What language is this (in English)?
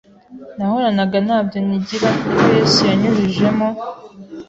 Kinyarwanda